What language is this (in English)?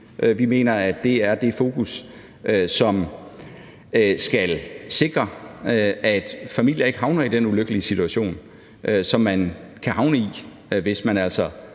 Danish